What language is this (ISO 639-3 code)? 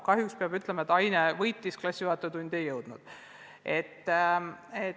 est